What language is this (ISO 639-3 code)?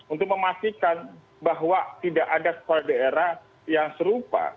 ind